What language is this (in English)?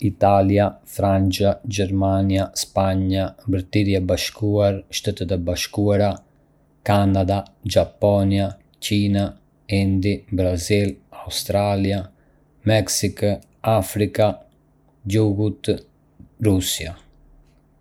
Arbëreshë Albanian